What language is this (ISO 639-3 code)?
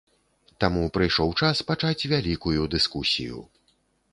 bel